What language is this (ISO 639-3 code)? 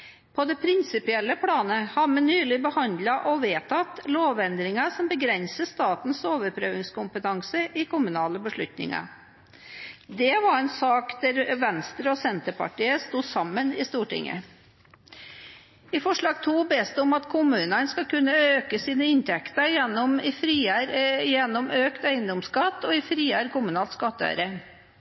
nob